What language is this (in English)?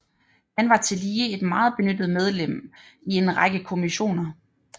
Danish